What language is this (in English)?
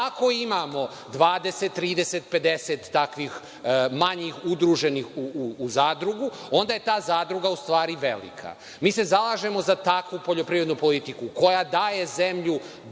Serbian